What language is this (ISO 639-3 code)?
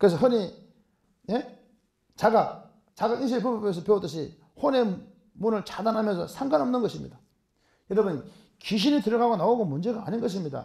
kor